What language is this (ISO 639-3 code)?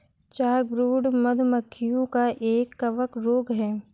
hin